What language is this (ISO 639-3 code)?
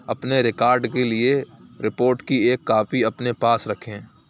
urd